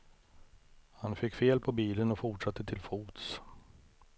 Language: Swedish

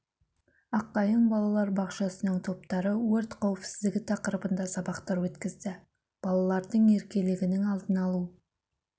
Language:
Kazakh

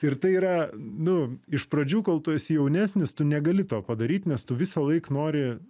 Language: Lithuanian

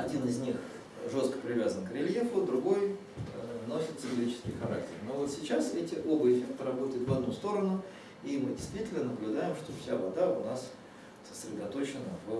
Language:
Russian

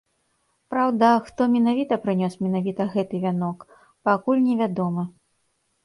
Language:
Belarusian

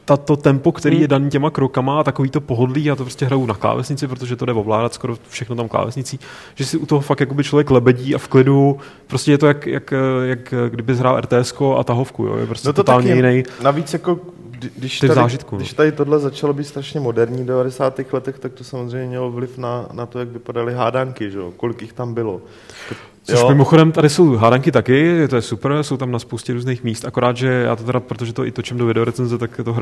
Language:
Czech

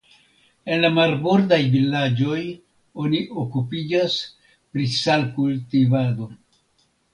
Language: Esperanto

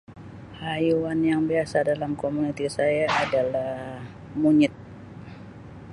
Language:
Sabah Malay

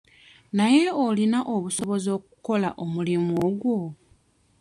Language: Ganda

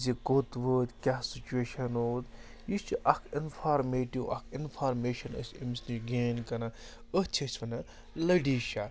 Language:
Kashmiri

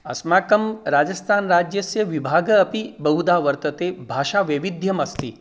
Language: Sanskrit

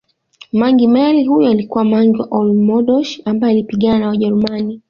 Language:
Swahili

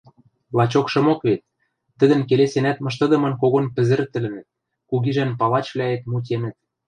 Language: Western Mari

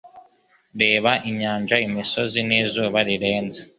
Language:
Kinyarwanda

